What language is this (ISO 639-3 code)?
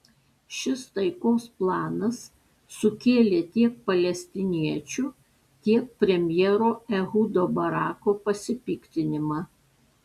lit